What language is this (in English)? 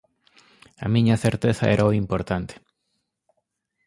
Galician